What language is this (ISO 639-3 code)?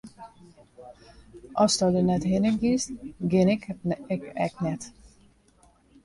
fry